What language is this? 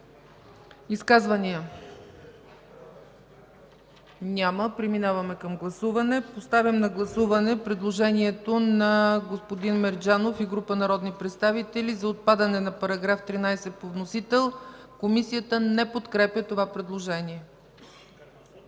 Bulgarian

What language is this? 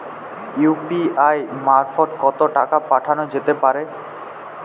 Bangla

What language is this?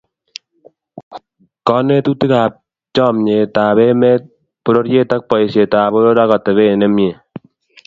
Kalenjin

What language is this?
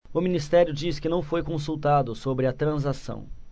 Portuguese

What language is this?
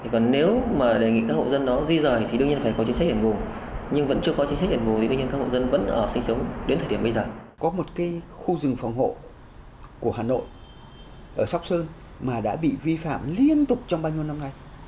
Vietnamese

